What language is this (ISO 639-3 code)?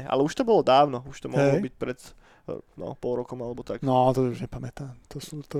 slk